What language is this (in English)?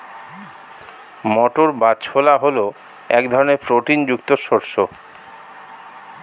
Bangla